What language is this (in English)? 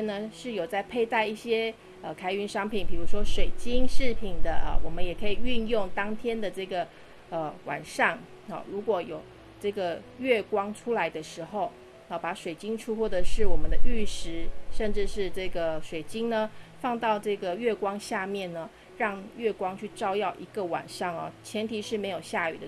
Chinese